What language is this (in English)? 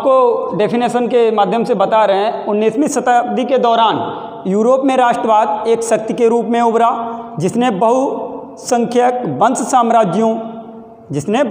Hindi